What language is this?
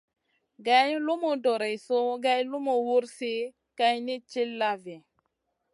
Masana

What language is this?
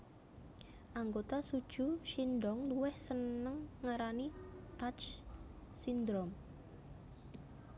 Javanese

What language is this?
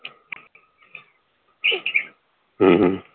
Punjabi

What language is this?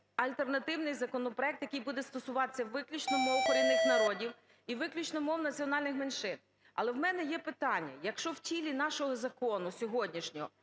Ukrainian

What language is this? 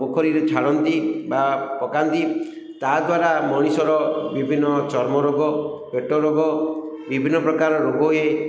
Odia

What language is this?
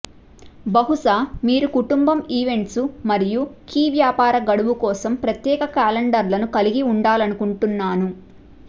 Telugu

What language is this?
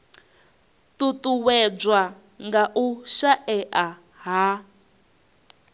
Venda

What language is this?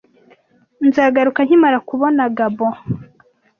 Kinyarwanda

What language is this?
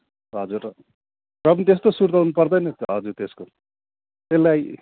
Nepali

